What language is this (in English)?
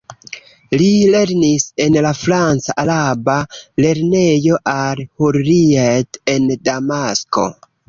Esperanto